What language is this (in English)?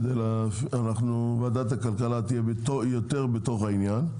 Hebrew